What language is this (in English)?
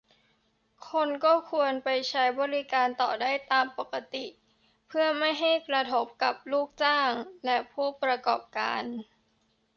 Thai